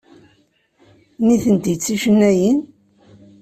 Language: Kabyle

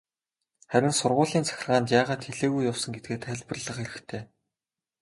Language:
Mongolian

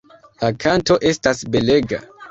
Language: Esperanto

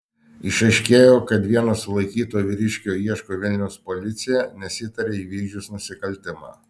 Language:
Lithuanian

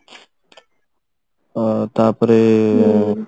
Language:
Odia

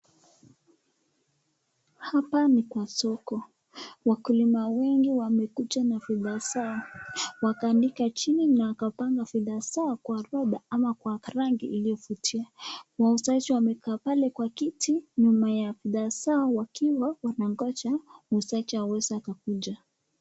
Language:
Swahili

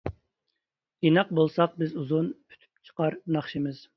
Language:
Uyghur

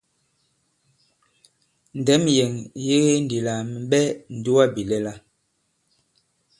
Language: Bankon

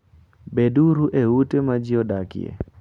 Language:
Luo (Kenya and Tanzania)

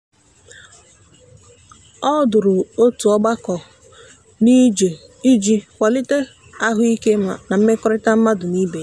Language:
Igbo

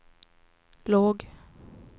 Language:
Swedish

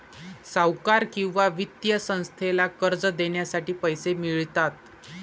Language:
Marathi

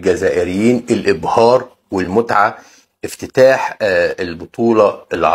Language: Arabic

